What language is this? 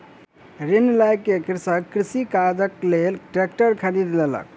Maithili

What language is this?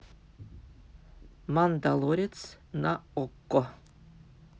Russian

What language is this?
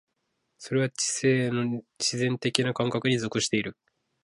Japanese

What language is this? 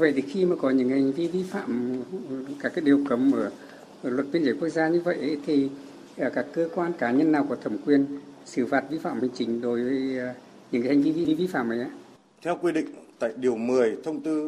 Vietnamese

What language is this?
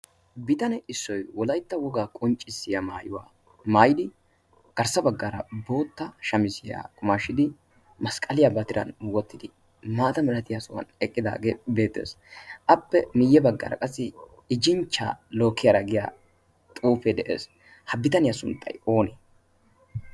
Wolaytta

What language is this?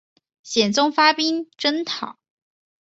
Chinese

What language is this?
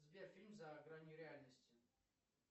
Russian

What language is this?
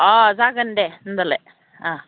Bodo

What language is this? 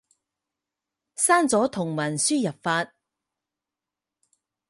Cantonese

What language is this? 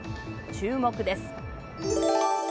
Japanese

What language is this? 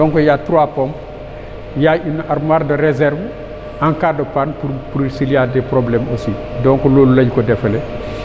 Wolof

